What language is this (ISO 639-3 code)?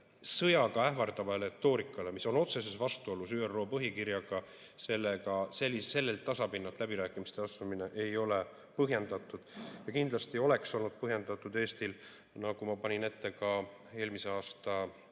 est